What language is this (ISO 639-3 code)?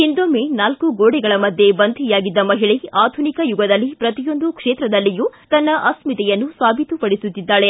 kan